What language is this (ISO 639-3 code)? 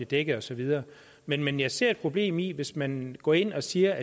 dan